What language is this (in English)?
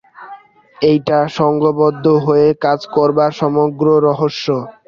Bangla